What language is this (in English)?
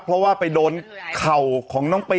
Thai